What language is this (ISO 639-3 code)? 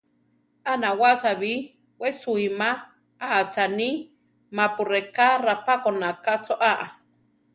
tar